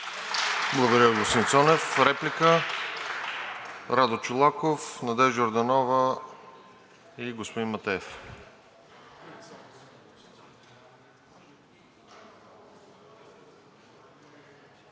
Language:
Bulgarian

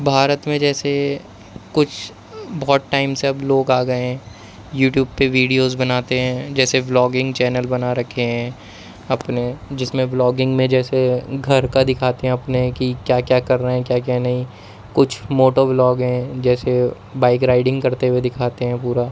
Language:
Urdu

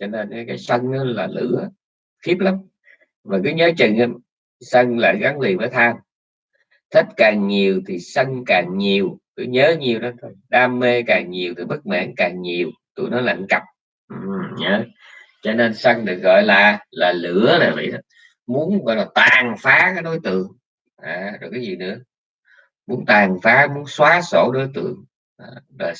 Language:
Vietnamese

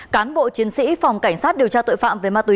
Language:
Vietnamese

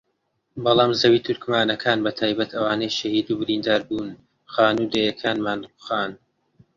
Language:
Central Kurdish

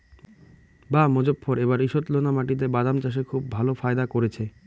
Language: Bangla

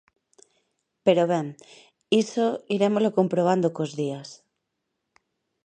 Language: Galician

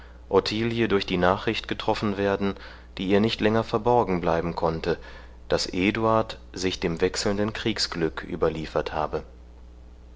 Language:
German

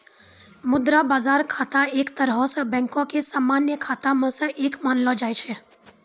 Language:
Maithili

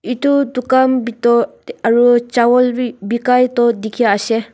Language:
Naga Pidgin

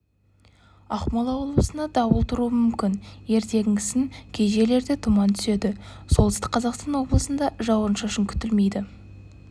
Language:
Kazakh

